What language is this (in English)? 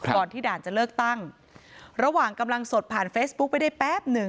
Thai